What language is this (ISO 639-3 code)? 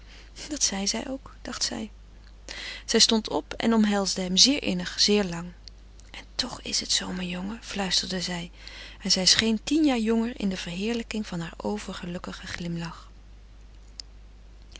nld